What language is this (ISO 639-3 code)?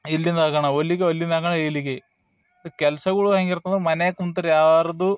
kan